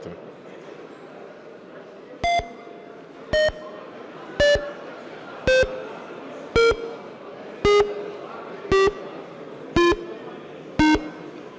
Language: Ukrainian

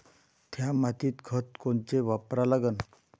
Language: Marathi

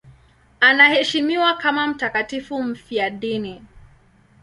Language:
Swahili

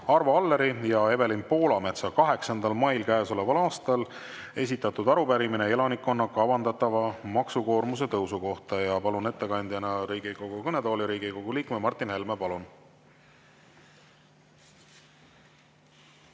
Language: Estonian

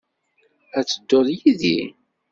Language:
Kabyle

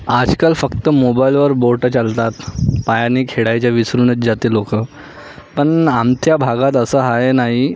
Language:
Marathi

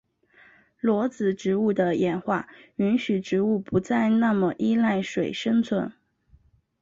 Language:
Chinese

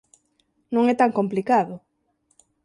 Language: Galician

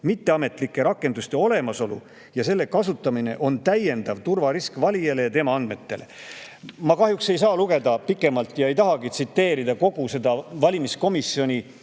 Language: Estonian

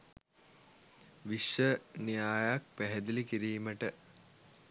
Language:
Sinhala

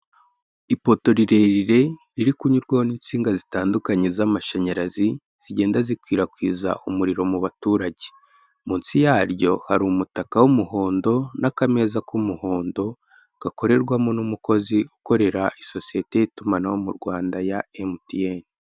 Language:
Kinyarwanda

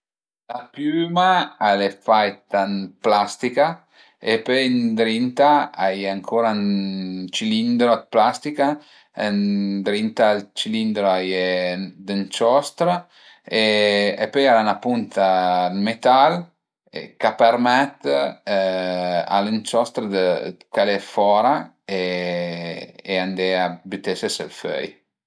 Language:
Piedmontese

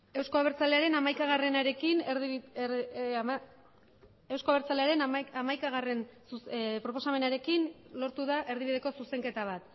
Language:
Basque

